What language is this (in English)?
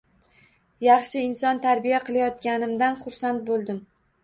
Uzbek